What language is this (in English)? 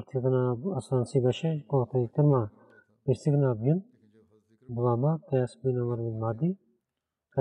Bulgarian